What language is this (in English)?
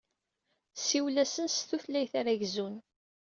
Kabyle